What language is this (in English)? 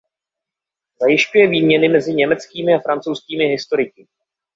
Czech